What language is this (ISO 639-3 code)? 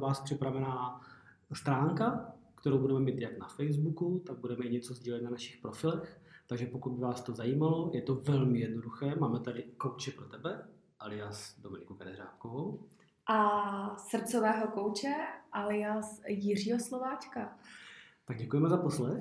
ces